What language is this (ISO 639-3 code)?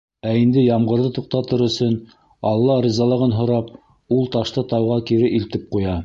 bak